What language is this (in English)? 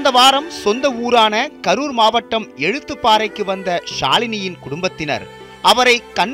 Tamil